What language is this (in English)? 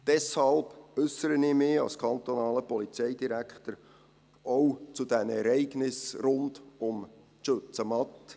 Swiss German